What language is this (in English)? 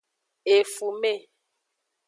Aja (Benin)